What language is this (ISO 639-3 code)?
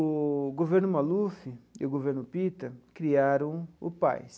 por